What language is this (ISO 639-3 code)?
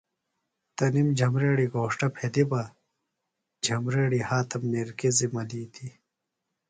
phl